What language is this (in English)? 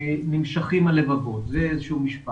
Hebrew